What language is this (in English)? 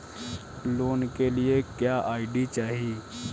Bhojpuri